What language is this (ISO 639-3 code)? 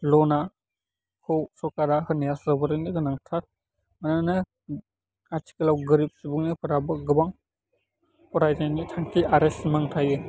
brx